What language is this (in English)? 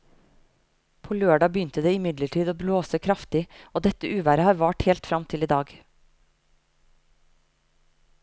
Norwegian